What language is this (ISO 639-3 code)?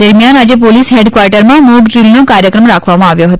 guj